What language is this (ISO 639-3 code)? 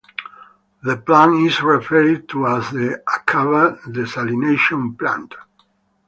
eng